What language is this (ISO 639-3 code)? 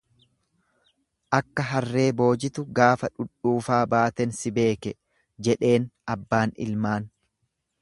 orm